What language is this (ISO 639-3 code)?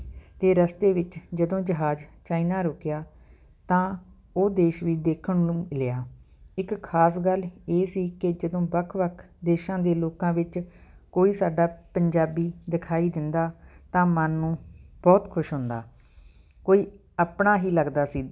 pan